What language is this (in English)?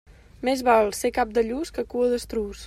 Catalan